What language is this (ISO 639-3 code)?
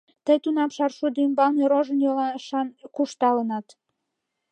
chm